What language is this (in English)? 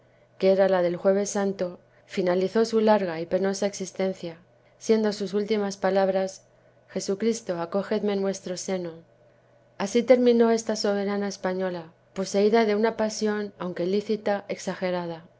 Spanish